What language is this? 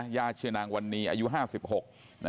Thai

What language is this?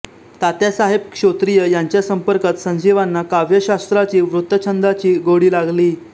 Marathi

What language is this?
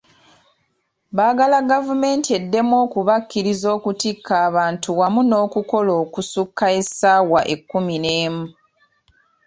Ganda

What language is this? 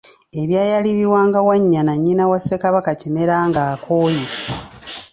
Ganda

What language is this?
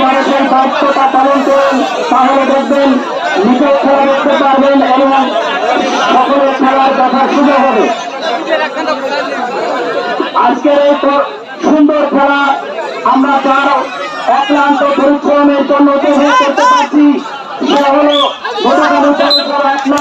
Arabic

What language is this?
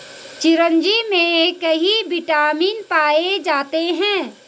Hindi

